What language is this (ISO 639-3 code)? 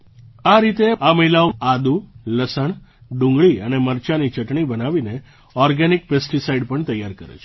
guj